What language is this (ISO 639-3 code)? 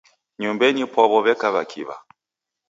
dav